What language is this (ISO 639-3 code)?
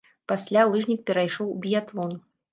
bel